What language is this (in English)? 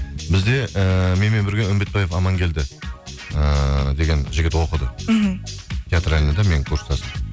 Kazakh